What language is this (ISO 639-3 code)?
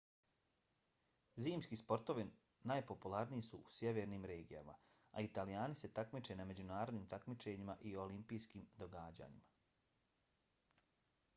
bos